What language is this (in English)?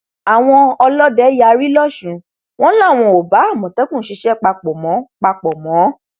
Yoruba